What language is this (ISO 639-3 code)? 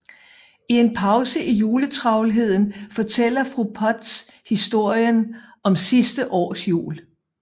dan